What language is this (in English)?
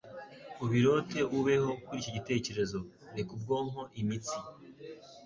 Kinyarwanda